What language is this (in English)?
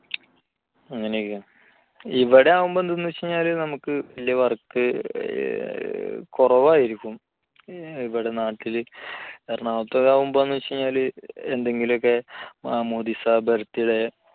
Malayalam